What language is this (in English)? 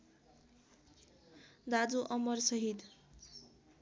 Nepali